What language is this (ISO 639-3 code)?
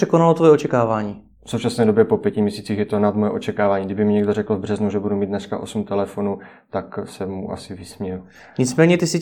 ces